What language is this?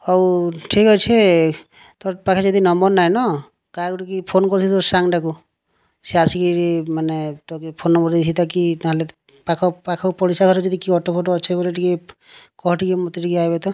Odia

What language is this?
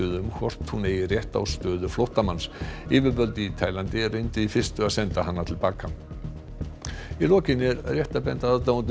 Icelandic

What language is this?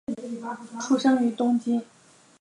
Chinese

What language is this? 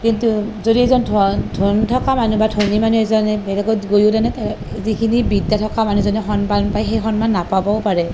Assamese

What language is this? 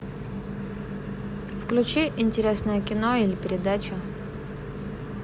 Russian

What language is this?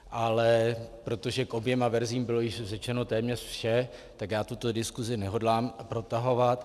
Czech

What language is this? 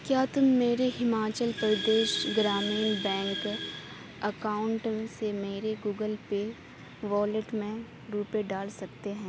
Urdu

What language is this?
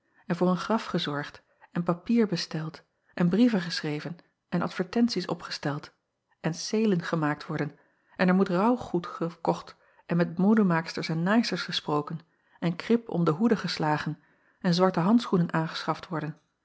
Dutch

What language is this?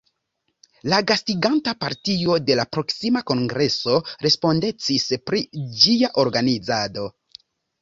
Esperanto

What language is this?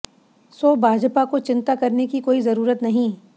Hindi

